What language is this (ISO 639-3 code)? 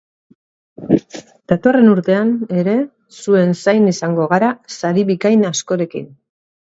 eus